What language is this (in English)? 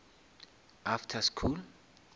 Northern Sotho